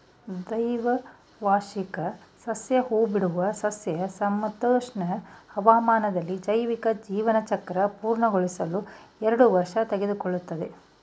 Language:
Kannada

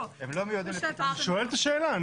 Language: Hebrew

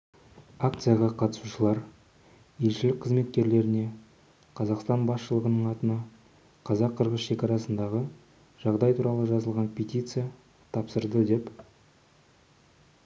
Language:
Kazakh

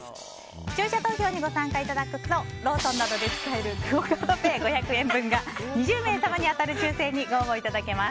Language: Japanese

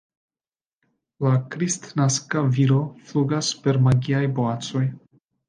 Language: Esperanto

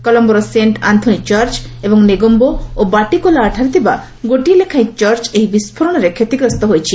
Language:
Odia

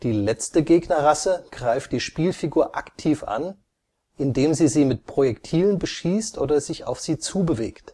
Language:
German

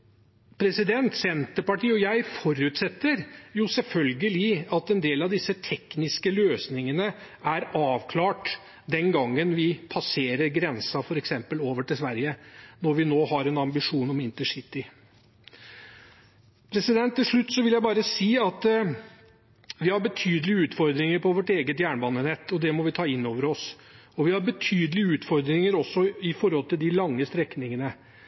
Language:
Norwegian Bokmål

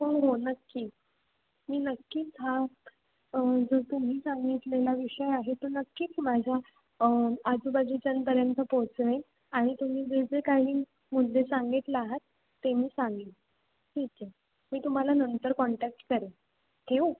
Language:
Marathi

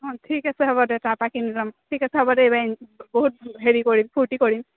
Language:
Assamese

